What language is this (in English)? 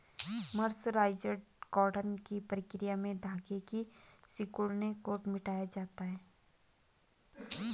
Hindi